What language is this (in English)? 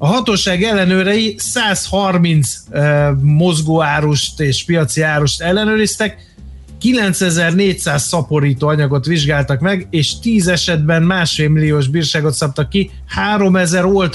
Hungarian